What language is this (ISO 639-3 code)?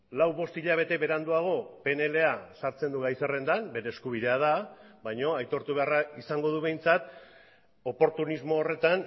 eus